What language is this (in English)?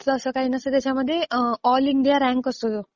Marathi